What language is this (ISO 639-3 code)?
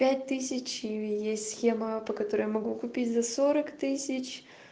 rus